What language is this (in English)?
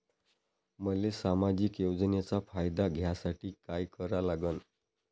Marathi